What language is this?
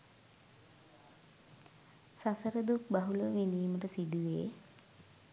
Sinhala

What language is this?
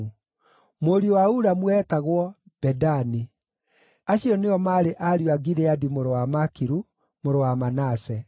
Kikuyu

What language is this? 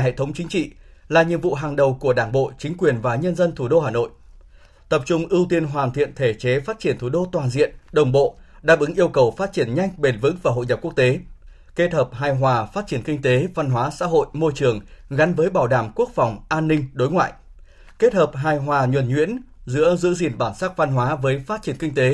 Vietnamese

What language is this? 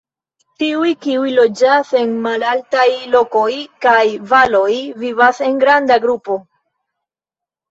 Esperanto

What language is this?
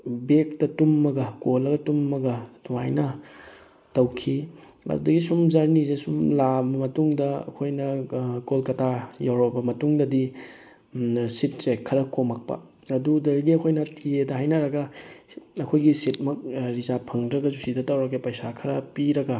Manipuri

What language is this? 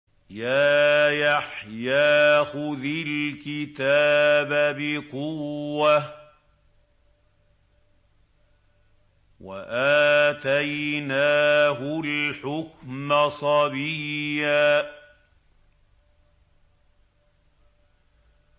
Arabic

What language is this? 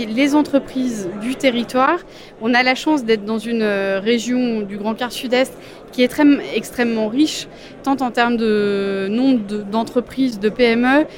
French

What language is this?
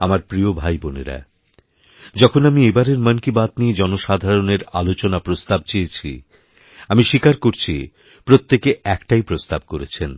Bangla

